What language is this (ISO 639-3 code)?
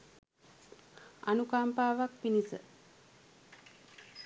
sin